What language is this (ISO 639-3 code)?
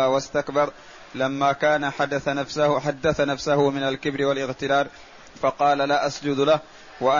ara